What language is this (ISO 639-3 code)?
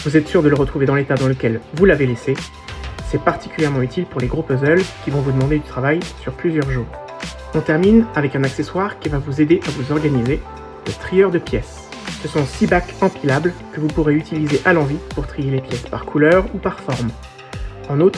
fra